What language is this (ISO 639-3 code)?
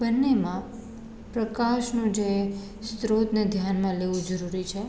guj